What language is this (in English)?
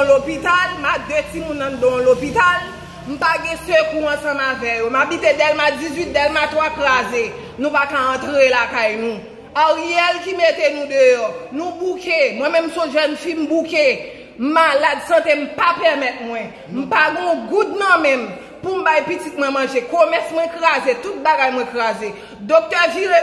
French